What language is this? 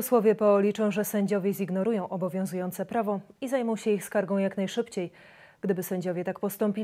Polish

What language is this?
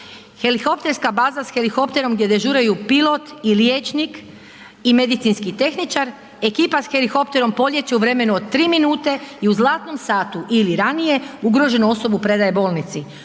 Croatian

